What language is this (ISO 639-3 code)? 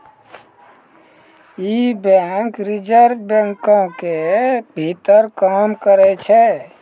mai